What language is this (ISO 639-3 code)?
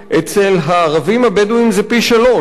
heb